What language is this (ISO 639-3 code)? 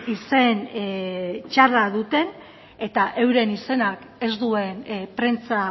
eus